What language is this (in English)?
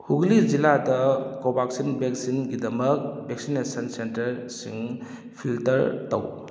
Manipuri